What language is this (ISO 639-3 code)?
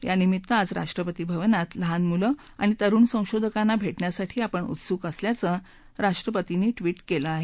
mar